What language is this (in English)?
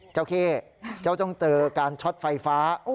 Thai